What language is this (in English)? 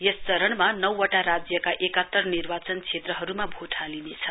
Nepali